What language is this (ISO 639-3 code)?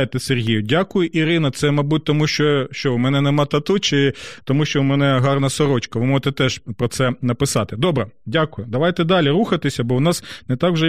ukr